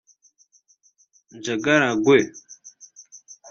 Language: Kinyarwanda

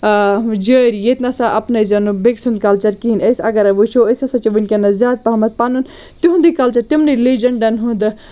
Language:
Kashmiri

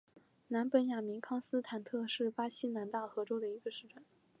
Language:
Chinese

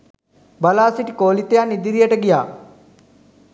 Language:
Sinhala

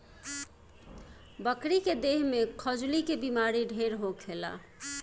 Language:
Bhojpuri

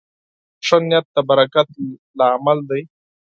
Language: Pashto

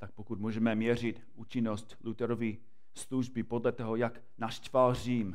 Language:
Czech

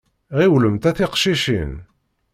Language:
Kabyle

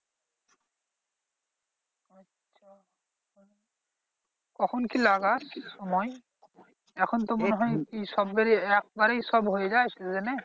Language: Bangla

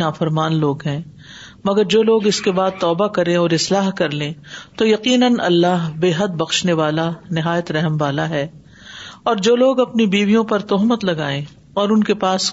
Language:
Urdu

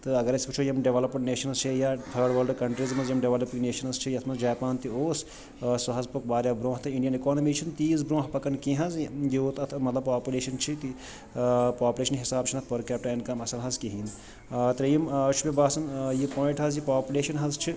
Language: Kashmiri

